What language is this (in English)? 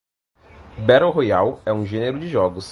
Portuguese